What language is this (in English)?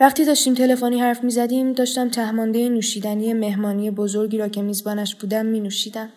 Persian